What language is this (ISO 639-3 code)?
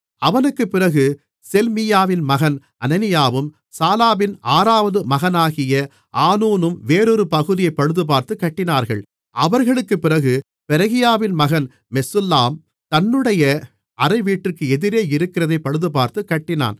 tam